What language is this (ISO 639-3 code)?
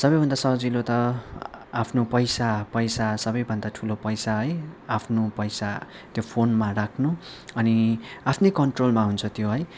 nep